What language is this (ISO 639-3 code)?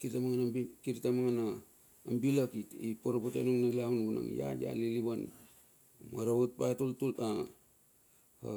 bxf